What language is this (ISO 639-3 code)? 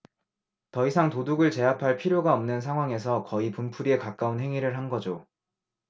kor